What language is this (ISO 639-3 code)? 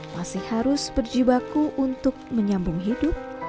ind